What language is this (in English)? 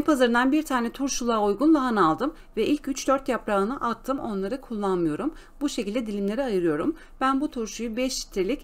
Turkish